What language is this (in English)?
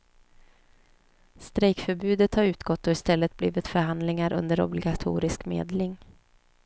Swedish